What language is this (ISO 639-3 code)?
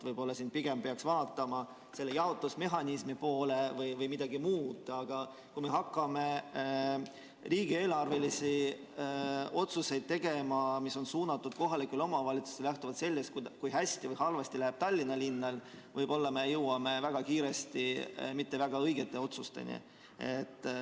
est